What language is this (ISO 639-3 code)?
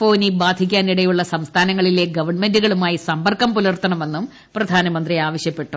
mal